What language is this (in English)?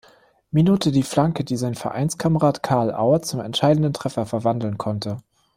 German